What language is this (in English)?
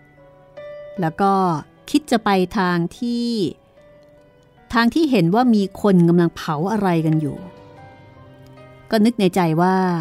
Thai